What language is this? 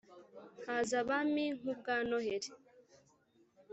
Kinyarwanda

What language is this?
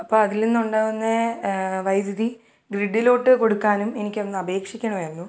Malayalam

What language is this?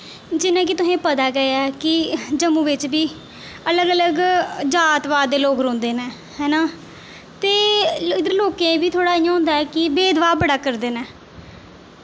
Dogri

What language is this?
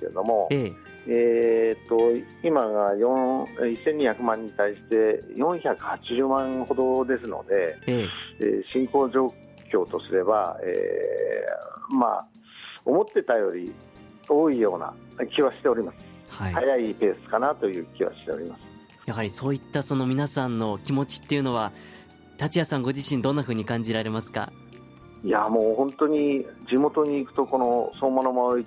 Japanese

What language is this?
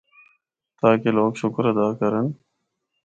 Northern Hindko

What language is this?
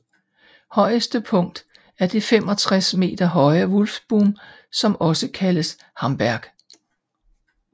Danish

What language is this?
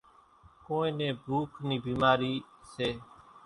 Kachi Koli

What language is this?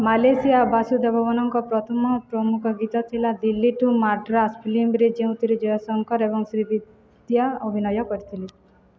Odia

